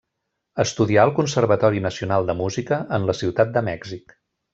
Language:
Catalan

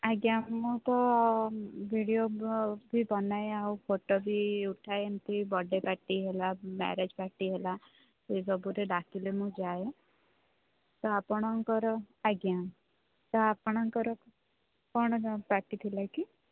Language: Odia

